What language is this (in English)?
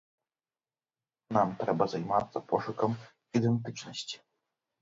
Belarusian